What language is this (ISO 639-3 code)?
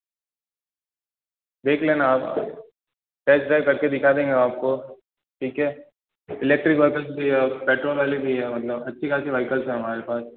hin